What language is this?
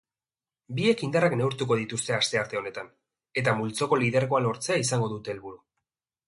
Basque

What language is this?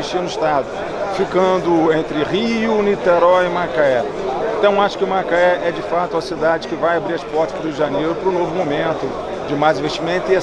Portuguese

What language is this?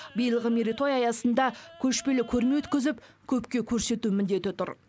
Kazakh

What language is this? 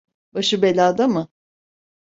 Turkish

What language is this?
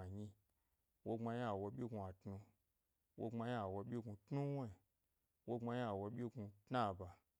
Gbari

